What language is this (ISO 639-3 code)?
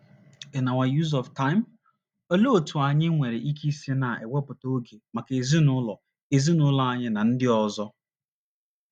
ibo